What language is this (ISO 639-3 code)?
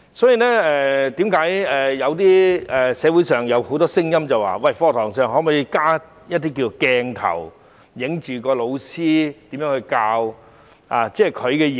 yue